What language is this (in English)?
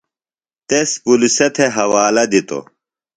Phalura